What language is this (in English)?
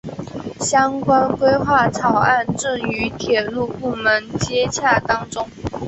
Chinese